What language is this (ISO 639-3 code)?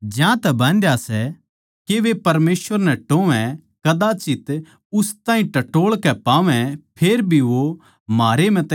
bgc